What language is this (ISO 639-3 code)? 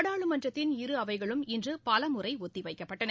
tam